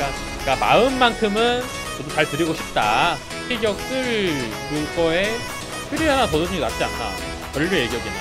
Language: Korean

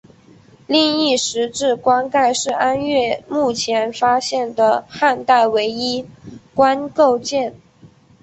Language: Chinese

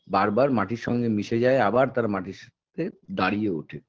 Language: Bangla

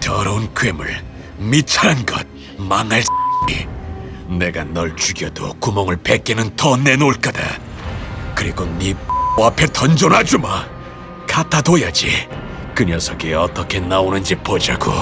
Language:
Korean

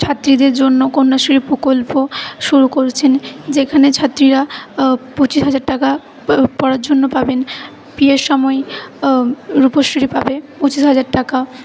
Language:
Bangla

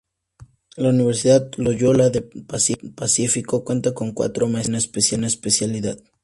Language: Spanish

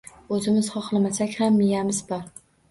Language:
Uzbek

